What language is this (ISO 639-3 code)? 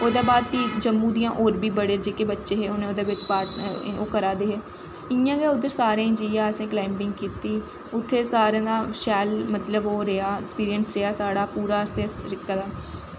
doi